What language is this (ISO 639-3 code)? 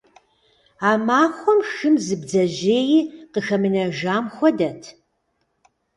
kbd